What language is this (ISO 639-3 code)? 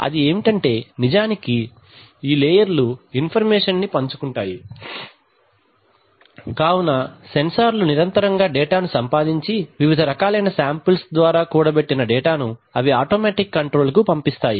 tel